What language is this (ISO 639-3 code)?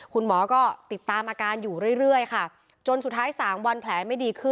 tha